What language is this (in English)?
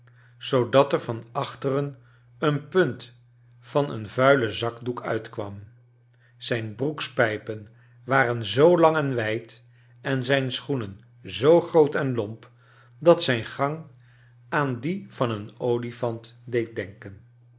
Dutch